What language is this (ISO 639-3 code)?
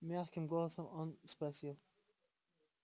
rus